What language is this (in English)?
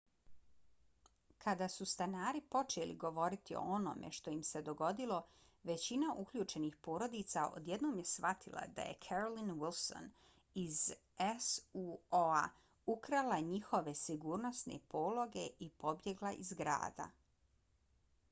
Bosnian